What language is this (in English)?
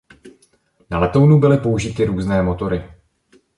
Czech